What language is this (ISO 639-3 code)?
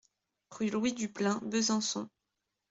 fra